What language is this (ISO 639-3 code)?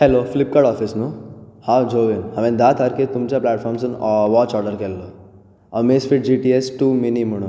kok